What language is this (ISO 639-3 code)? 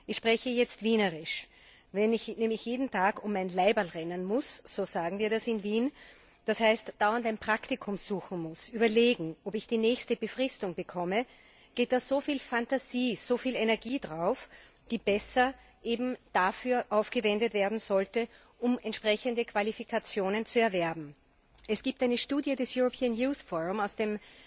deu